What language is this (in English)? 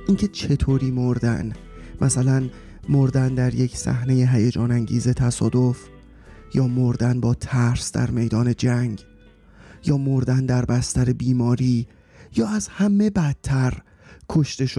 Persian